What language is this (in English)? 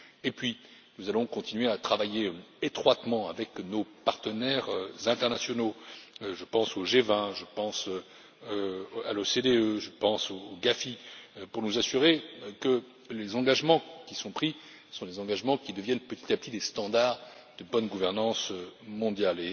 French